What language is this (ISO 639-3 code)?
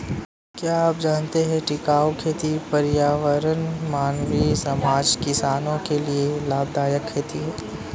hin